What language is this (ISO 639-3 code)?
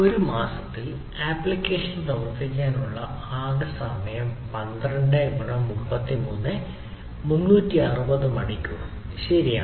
mal